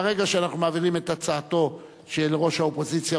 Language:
Hebrew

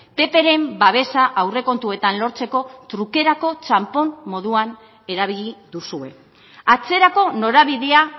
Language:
Basque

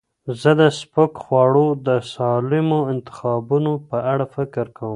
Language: Pashto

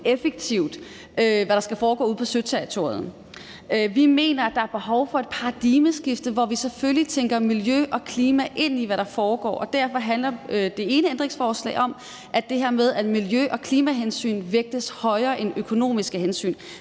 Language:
Danish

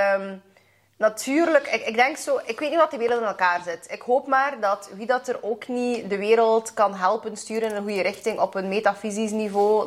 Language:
Dutch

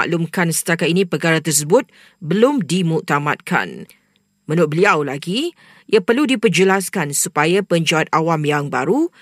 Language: Malay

